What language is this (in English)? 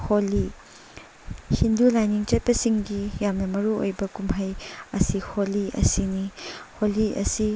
Manipuri